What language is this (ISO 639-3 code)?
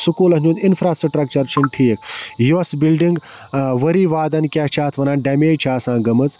kas